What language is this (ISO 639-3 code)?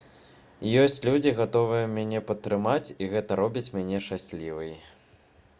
bel